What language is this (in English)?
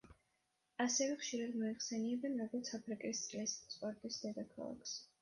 Georgian